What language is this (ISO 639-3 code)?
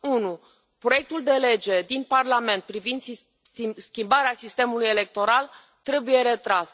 ron